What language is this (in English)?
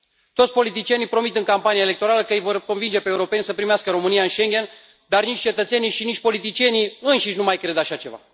Romanian